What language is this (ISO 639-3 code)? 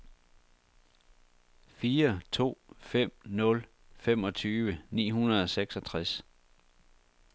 dan